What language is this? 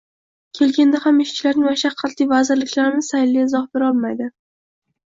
Uzbek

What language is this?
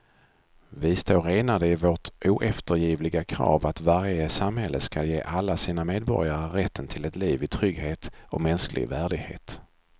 Swedish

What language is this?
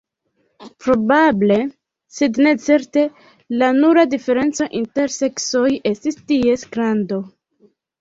Esperanto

